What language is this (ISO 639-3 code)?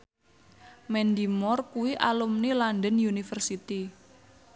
jav